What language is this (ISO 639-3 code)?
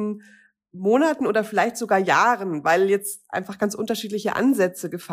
deu